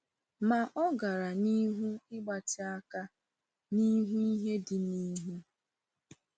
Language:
Igbo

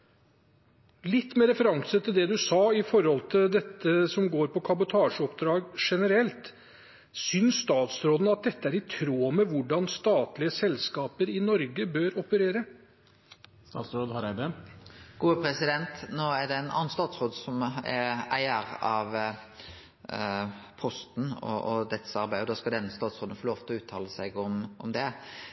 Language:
Norwegian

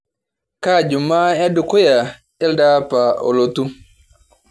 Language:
Masai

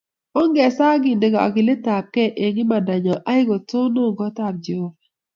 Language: Kalenjin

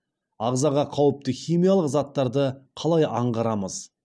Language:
Kazakh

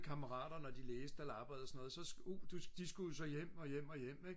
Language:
Danish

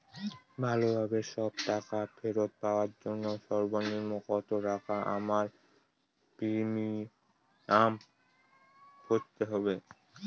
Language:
Bangla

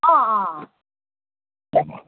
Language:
Nepali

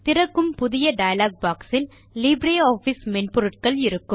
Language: Tamil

